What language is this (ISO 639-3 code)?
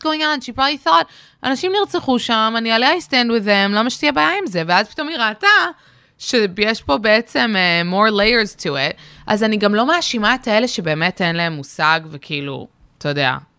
heb